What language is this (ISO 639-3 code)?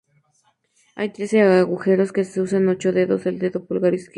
spa